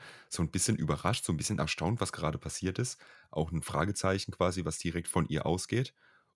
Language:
German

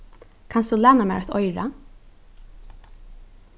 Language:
Faroese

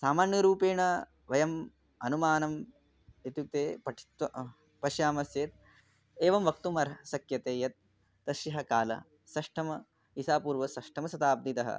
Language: Sanskrit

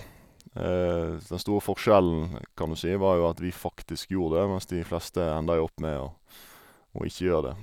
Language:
Norwegian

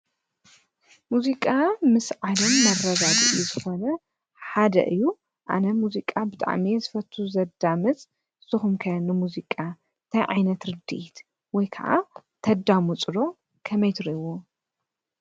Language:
Tigrinya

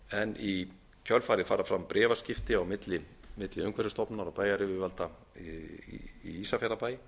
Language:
Icelandic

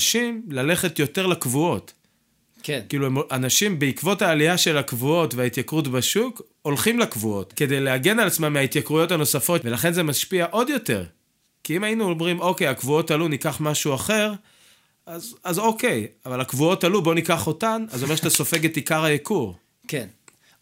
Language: Hebrew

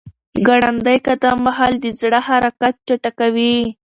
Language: Pashto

